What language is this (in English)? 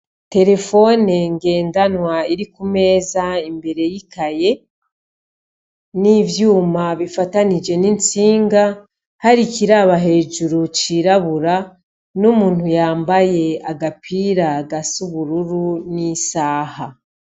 Rundi